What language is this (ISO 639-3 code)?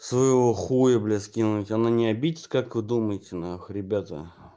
rus